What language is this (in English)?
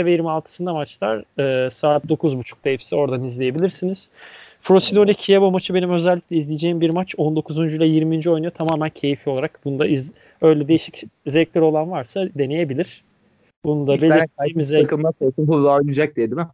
Turkish